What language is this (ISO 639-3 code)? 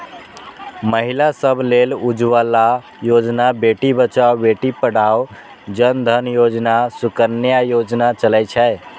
mai